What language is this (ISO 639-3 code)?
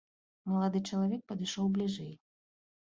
bel